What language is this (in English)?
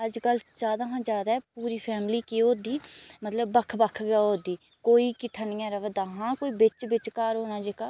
Dogri